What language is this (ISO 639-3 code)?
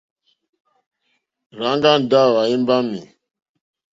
bri